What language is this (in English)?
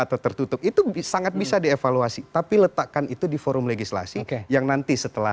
Indonesian